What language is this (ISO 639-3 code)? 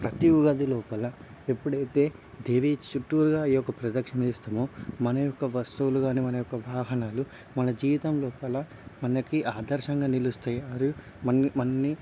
tel